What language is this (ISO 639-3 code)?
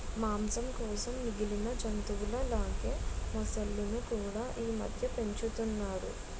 tel